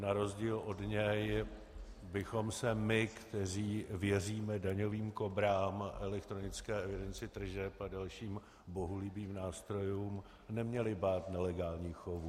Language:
Czech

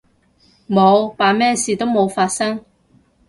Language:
Cantonese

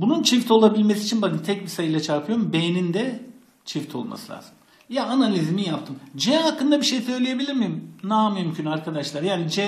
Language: Turkish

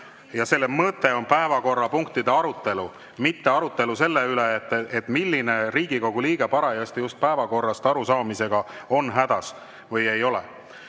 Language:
Estonian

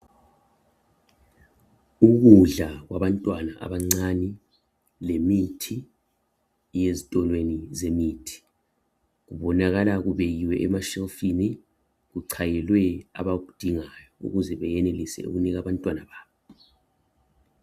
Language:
North Ndebele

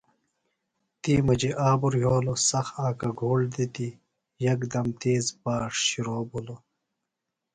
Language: Phalura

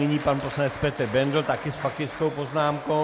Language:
Czech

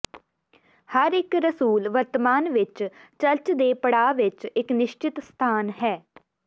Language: Punjabi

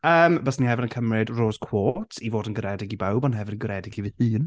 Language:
Welsh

